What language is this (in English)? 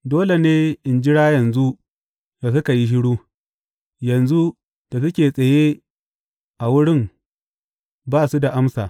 Hausa